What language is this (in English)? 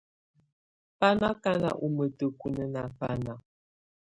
Tunen